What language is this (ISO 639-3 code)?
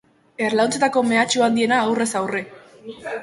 eus